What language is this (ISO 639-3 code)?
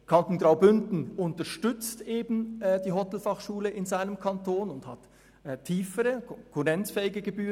gsw